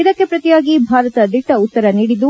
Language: Kannada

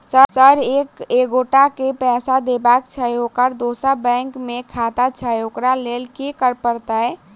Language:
Maithili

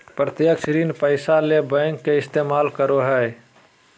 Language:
Magahi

